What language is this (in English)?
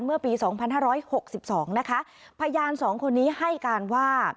Thai